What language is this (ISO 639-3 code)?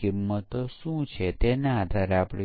guj